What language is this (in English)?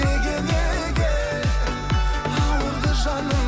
Kazakh